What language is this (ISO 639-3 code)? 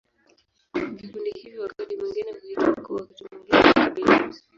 swa